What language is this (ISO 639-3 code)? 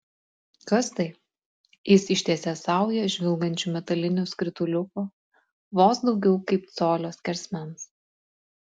lit